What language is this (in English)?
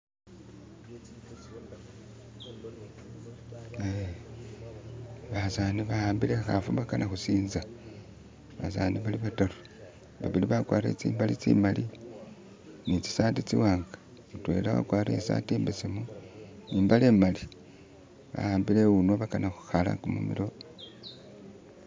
Masaaba